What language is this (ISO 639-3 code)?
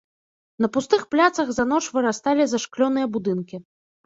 bel